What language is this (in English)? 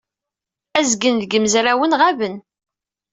Kabyle